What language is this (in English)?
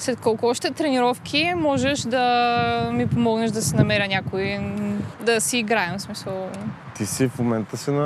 Bulgarian